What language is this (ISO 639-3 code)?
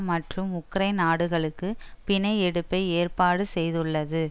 tam